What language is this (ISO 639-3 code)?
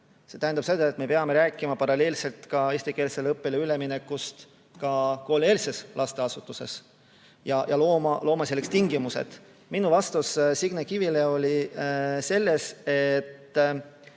est